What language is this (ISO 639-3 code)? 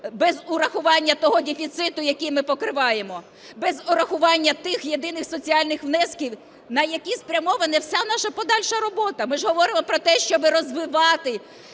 ukr